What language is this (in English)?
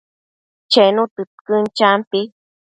Matsés